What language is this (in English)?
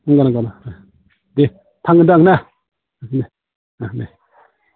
Bodo